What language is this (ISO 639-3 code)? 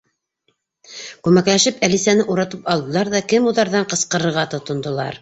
bak